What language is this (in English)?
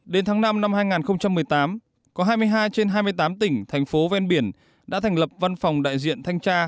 Vietnamese